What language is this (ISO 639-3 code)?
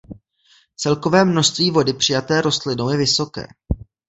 ces